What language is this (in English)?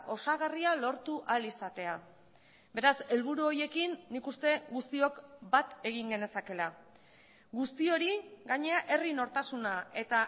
Basque